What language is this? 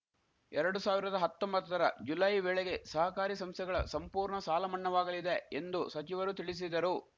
Kannada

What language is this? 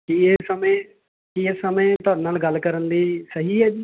Punjabi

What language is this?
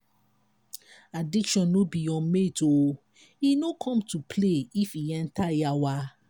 Nigerian Pidgin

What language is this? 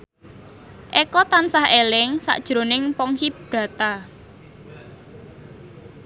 Javanese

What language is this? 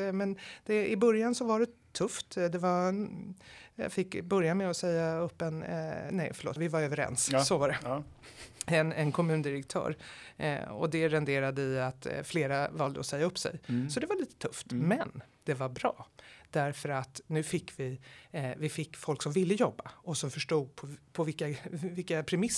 Swedish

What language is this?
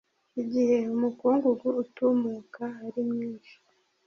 Kinyarwanda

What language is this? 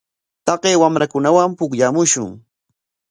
Corongo Ancash Quechua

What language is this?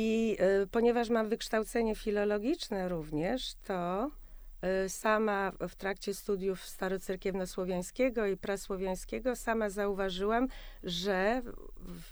Polish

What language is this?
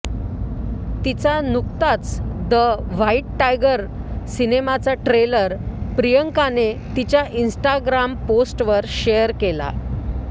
Marathi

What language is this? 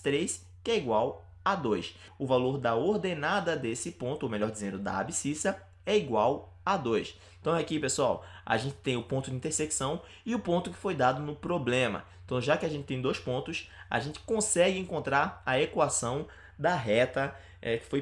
Portuguese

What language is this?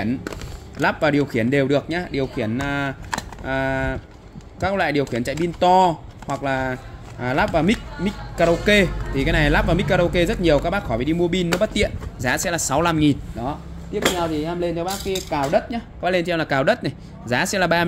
Vietnamese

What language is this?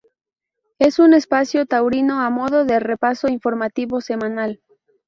Spanish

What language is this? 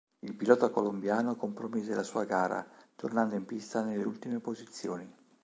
Italian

